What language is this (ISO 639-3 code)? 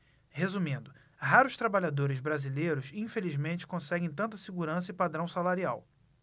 por